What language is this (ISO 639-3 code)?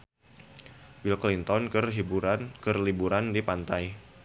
sun